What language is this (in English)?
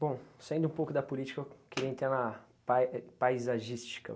Portuguese